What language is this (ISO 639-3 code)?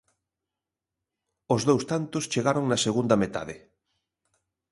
glg